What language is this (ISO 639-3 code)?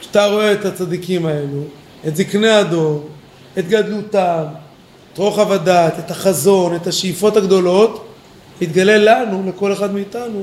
heb